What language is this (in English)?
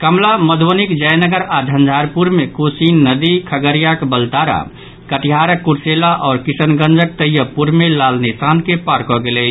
Maithili